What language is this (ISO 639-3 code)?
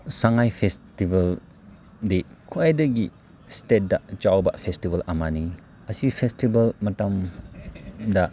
mni